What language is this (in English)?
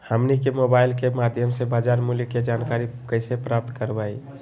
Magahi